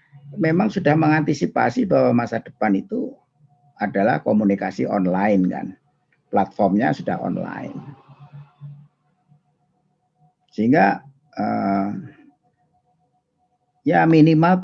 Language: Indonesian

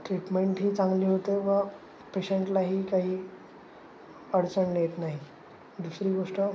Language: Marathi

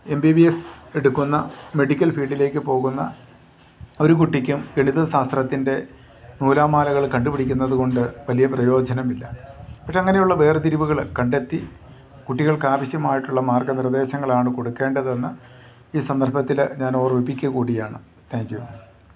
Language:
Malayalam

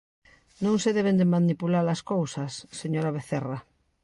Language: Galician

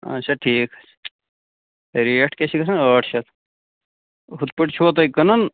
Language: Kashmiri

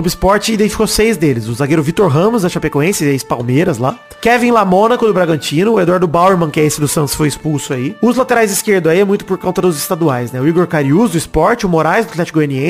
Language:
Portuguese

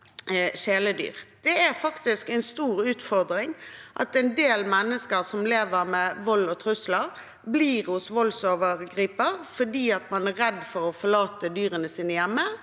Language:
Norwegian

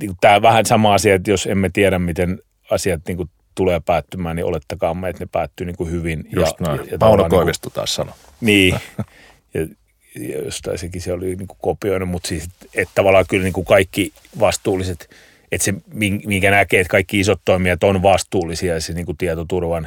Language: Finnish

